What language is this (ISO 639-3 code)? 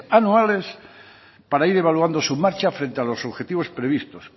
spa